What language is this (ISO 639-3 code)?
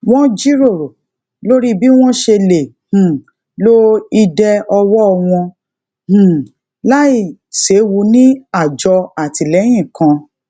yor